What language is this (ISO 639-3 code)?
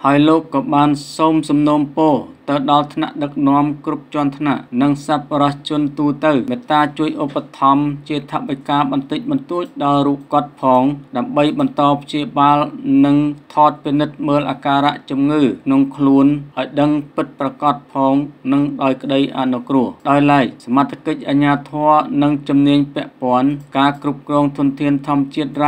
tha